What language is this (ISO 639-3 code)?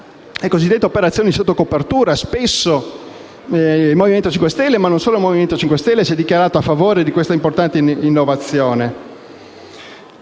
ita